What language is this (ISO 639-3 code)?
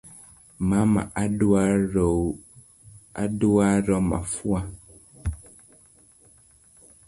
luo